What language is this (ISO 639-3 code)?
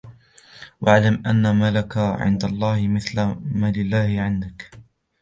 ara